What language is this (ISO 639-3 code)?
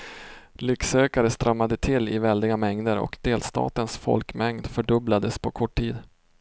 swe